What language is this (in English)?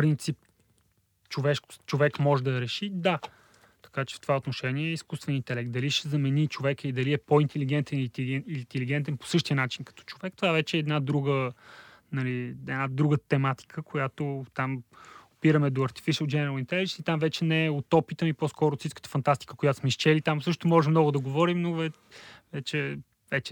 Bulgarian